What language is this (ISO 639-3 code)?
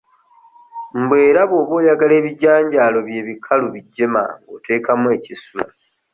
lug